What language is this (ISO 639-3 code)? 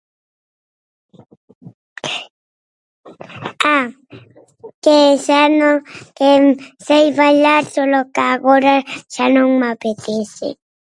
glg